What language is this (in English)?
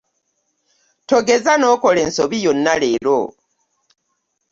Ganda